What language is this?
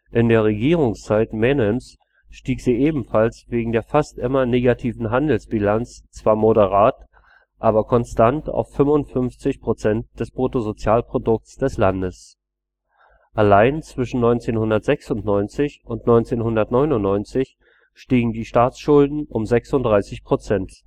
German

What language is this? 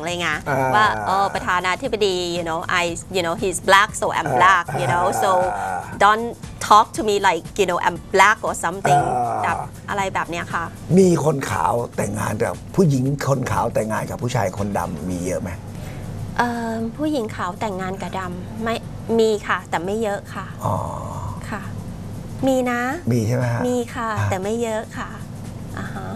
Thai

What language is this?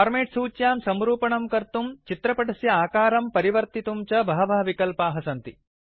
Sanskrit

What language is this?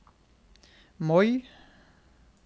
Norwegian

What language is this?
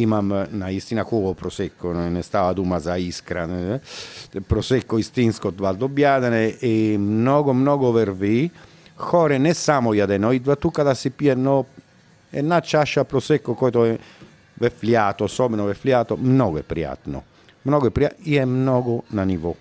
Bulgarian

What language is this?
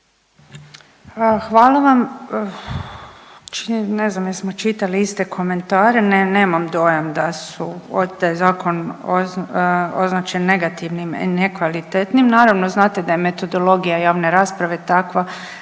Croatian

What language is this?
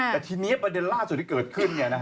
Thai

